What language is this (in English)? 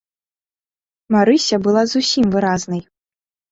Belarusian